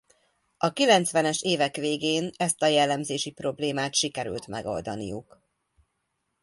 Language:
Hungarian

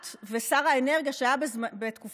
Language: Hebrew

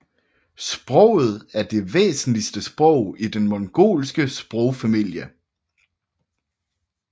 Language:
Danish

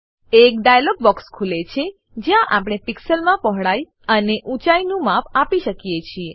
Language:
Gujarati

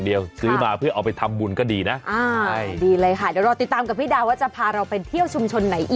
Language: Thai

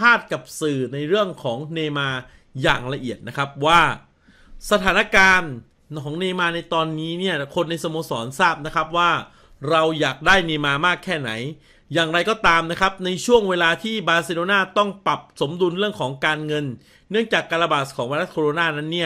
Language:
Thai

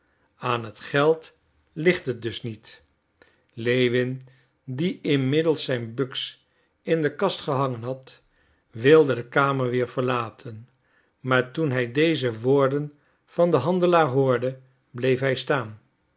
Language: Dutch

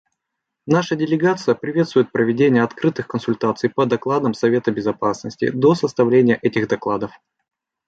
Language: Russian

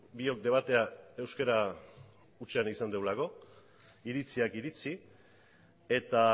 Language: Basque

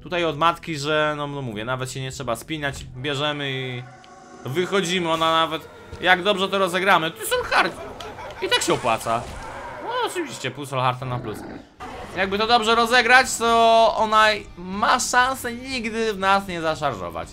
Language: Polish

